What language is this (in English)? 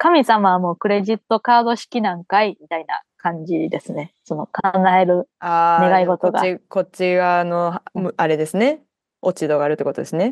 Japanese